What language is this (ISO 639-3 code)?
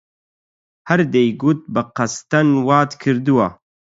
ckb